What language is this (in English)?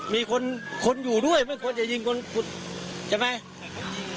Thai